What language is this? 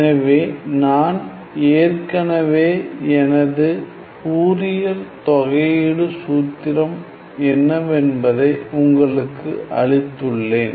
Tamil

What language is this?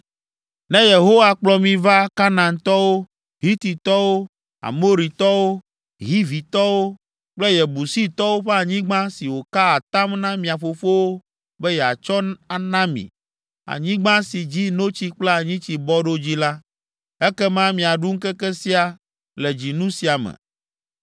Ewe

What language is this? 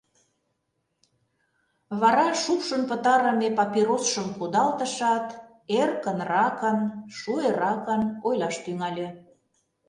Mari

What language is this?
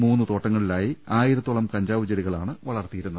Malayalam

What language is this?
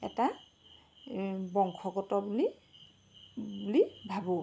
Assamese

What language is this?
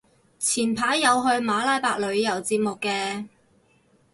Cantonese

